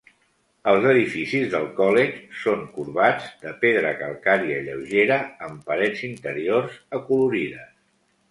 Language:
Catalan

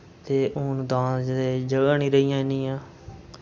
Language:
Dogri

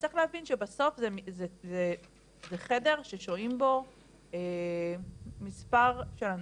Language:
Hebrew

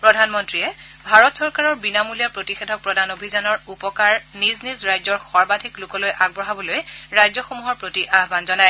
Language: Assamese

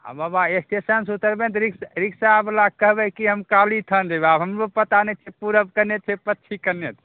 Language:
Maithili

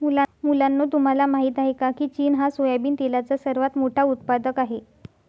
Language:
Marathi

